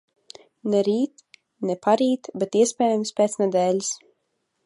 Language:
Latvian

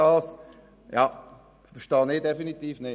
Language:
Swiss German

